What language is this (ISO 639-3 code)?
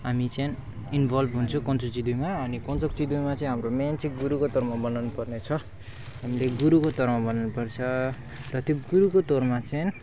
nep